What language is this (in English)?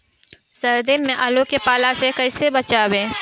Bhojpuri